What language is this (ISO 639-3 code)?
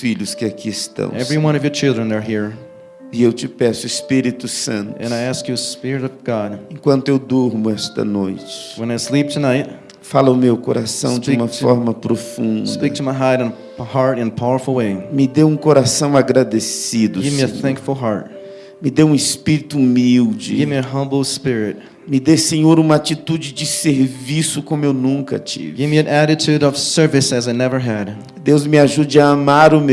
por